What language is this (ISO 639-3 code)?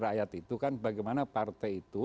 ind